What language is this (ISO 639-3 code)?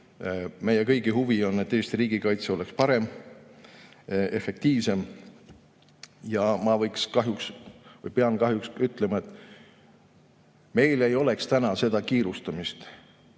est